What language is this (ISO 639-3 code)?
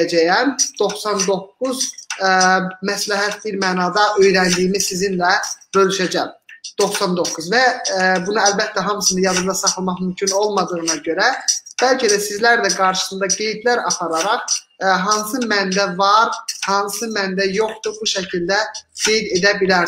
tur